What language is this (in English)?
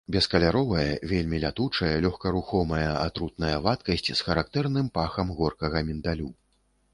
Belarusian